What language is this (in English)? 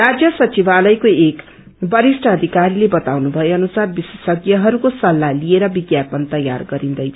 Nepali